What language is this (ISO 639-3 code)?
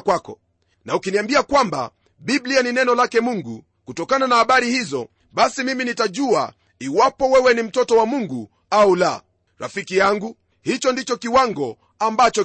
swa